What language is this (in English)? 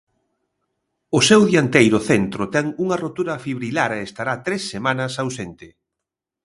Galician